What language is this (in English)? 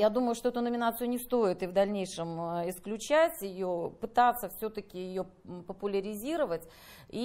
Russian